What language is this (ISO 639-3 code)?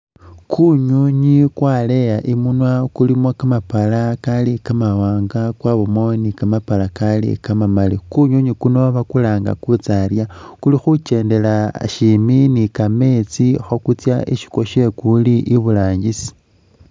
myx